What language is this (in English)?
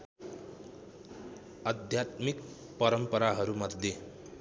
Nepali